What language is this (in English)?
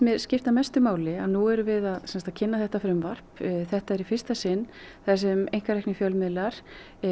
Icelandic